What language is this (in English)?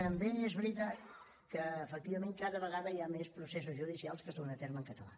Catalan